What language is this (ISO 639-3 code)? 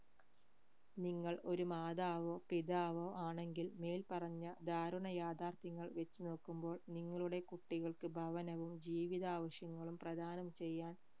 mal